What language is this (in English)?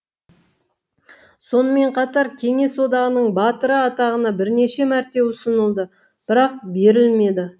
Kazakh